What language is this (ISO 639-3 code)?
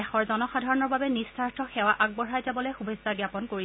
asm